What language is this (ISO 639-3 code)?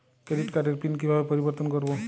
ben